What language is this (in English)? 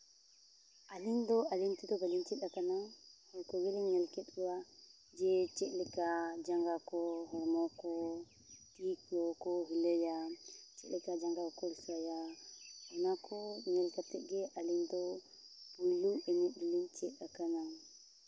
Santali